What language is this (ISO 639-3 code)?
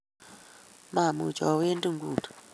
kln